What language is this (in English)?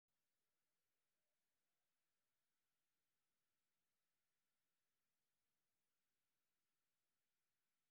Somali